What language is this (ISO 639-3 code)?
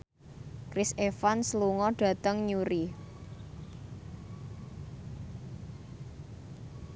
jav